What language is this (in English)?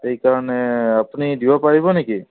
Assamese